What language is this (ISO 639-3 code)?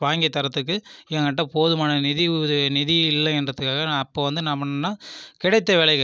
tam